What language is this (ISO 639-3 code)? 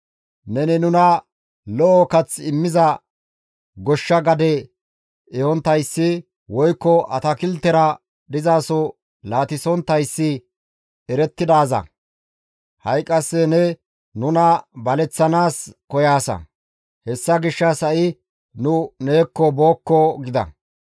gmv